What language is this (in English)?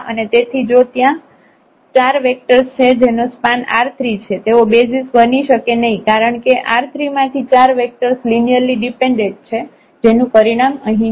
Gujarati